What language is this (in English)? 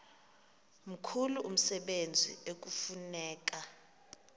Xhosa